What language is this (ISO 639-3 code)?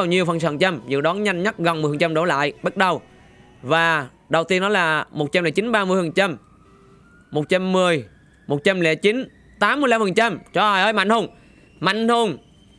vie